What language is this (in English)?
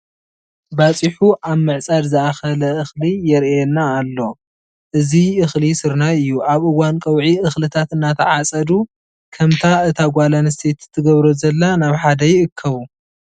Tigrinya